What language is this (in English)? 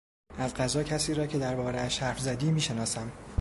Persian